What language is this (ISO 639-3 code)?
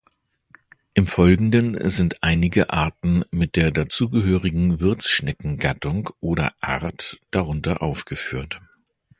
deu